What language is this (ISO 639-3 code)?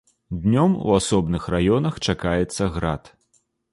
bel